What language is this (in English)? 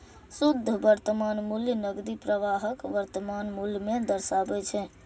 Maithili